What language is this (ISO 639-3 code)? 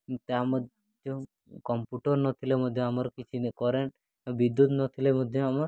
ori